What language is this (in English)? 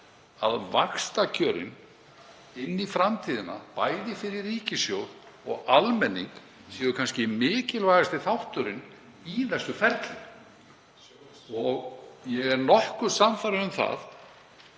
Icelandic